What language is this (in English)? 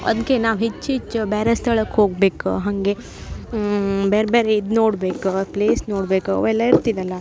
Kannada